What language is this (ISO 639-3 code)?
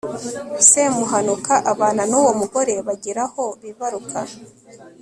kin